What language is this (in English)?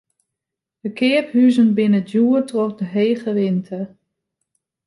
Western Frisian